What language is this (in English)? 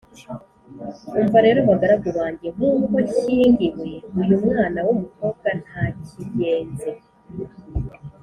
Kinyarwanda